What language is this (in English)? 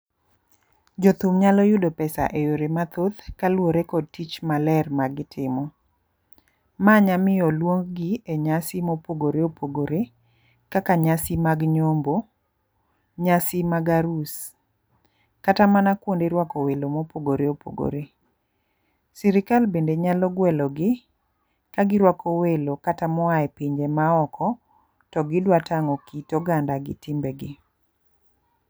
Luo (Kenya and Tanzania)